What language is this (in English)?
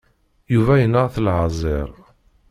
Kabyle